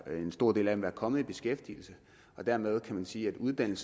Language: Danish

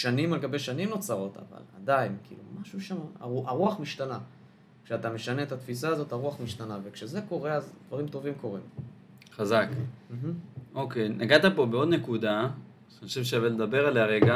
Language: Hebrew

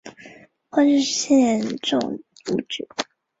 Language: Chinese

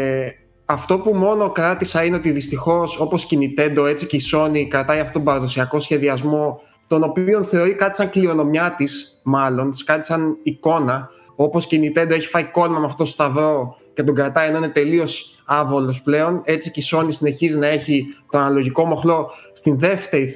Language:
Greek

